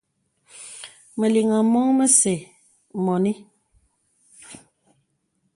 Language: Bebele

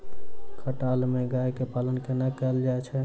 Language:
Maithili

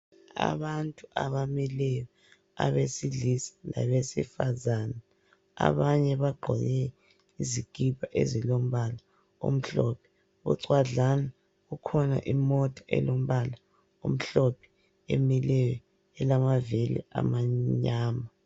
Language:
North Ndebele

